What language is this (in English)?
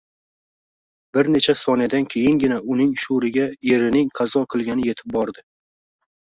Uzbek